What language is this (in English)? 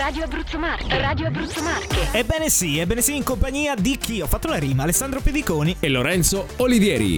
Italian